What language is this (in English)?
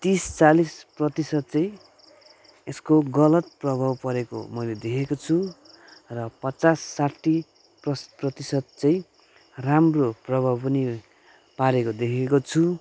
Nepali